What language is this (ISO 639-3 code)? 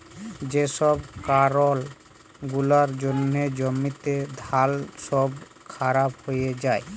ben